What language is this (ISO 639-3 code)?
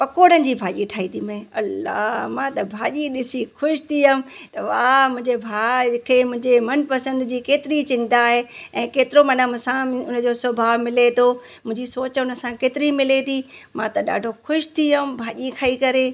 snd